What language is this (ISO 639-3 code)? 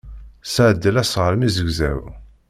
kab